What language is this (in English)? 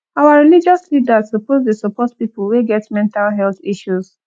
Nigerian Pidgin